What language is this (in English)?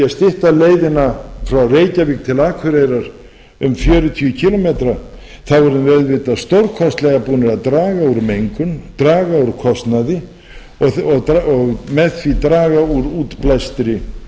Icelandic